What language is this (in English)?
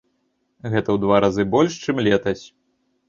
Belarusian